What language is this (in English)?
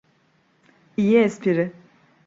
Turkish